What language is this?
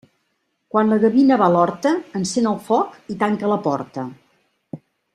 Catalan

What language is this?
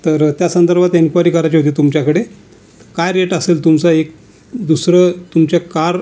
Marathi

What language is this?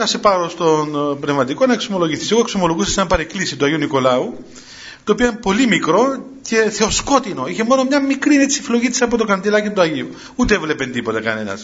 Greek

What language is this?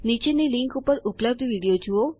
Gujarati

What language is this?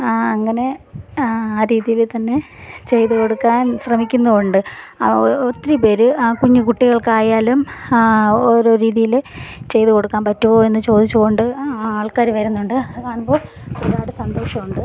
Malayalam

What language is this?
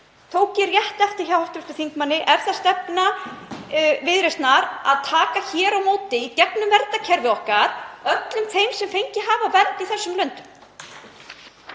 Icelandic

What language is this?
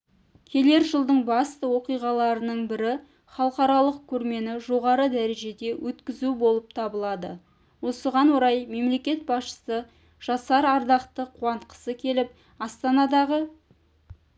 Kazakh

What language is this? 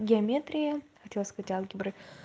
Russian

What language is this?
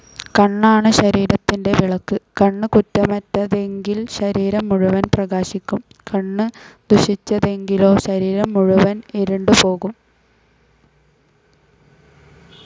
Malayalam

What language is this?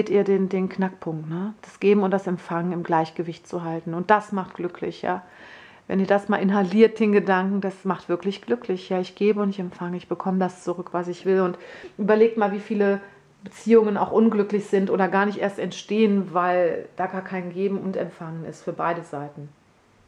German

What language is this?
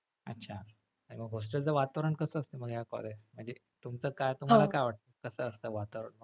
Marathi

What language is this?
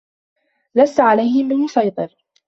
Arabic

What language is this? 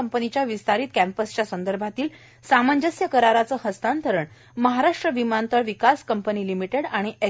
Marathi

